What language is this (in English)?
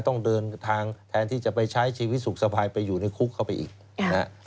Thai